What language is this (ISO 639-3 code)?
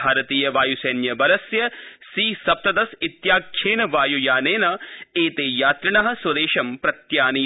san